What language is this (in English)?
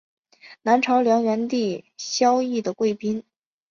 Chinese